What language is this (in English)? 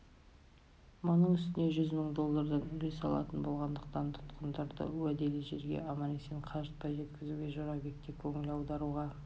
Kazakh